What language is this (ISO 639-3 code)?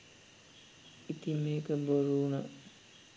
sin